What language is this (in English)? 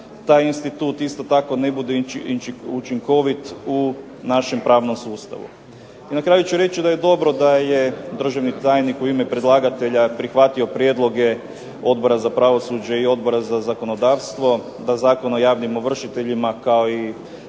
Croatian